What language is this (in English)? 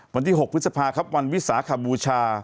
Thai